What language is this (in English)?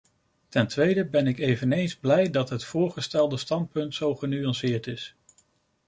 Dutch